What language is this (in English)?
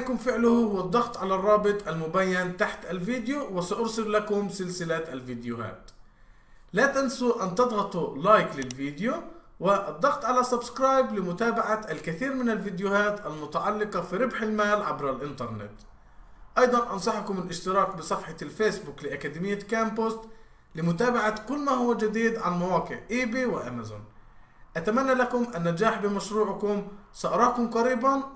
Arabic